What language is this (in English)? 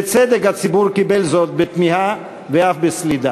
Hebrew